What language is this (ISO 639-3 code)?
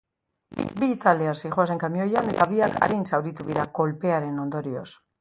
eus